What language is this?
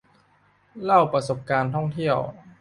Thai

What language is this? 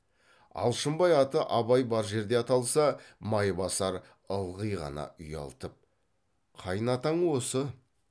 Kazakh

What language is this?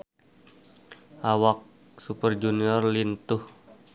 Sundanese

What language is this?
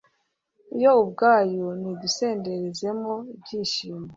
Kinyarwanda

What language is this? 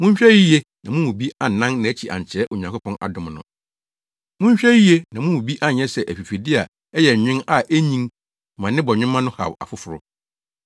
Akan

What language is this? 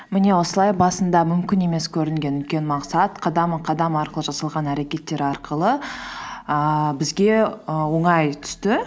Kazakh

